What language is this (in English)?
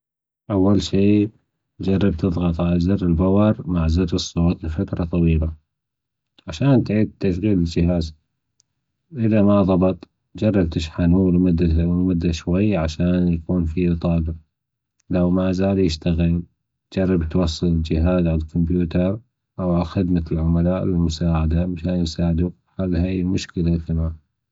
Gulf Arabic